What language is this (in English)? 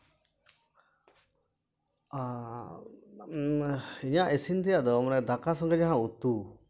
Santali